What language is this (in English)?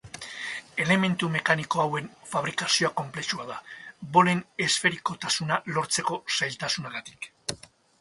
Basque